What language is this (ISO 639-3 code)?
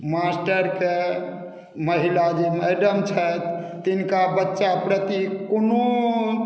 mai